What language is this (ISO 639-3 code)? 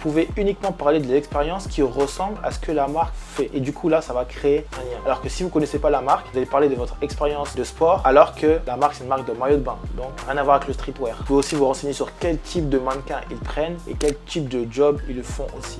fra